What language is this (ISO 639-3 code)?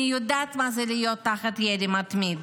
heb